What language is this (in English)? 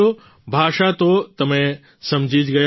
Gujarati